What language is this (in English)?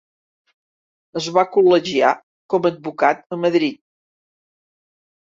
Catalan